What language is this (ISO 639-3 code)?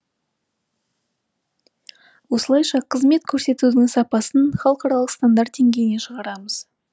kaz